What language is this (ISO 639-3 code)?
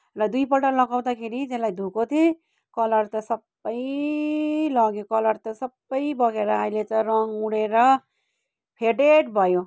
nep